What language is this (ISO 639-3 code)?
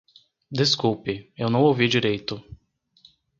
por